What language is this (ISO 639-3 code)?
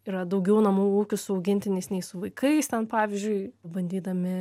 lit